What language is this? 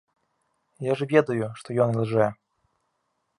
Belarusian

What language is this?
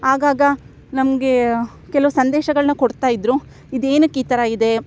Kannada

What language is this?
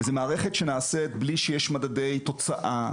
Hebrew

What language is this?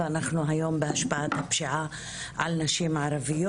Hebrew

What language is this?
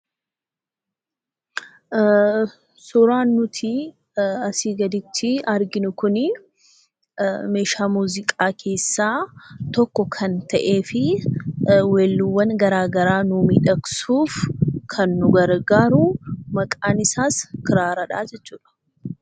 Oromo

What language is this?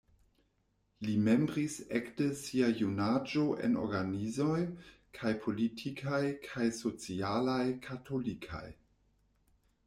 Esperanto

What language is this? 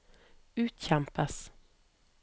Norwegian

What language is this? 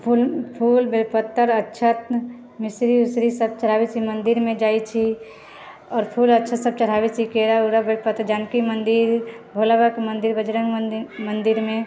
Maithili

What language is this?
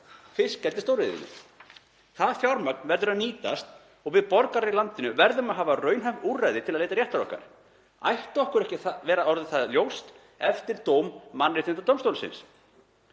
Icelandic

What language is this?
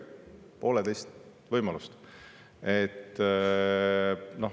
Estonian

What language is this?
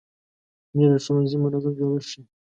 Pashto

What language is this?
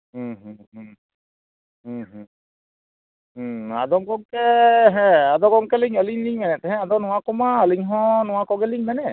Santali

